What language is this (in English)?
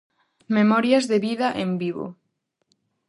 Galician